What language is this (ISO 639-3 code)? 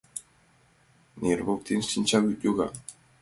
chm